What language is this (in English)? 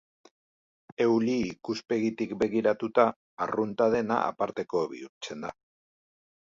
Basque